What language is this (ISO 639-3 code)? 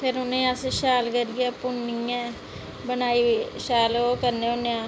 doi